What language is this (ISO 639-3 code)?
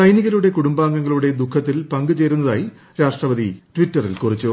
mal